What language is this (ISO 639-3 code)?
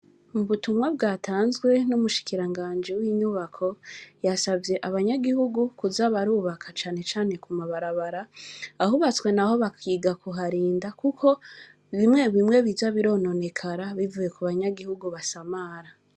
run